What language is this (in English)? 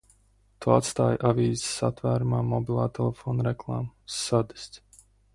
Latvian